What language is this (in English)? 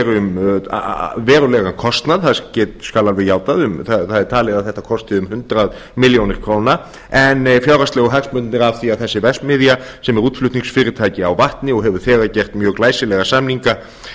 Icelandic